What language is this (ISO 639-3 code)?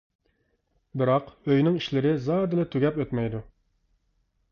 uig